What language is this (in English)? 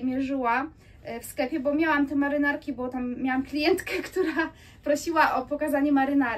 Polish